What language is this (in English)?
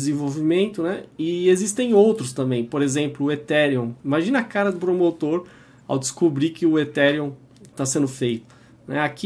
Portuguese